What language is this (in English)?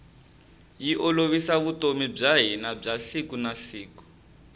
Tsonga